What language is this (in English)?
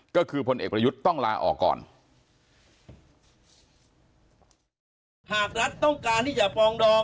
Thai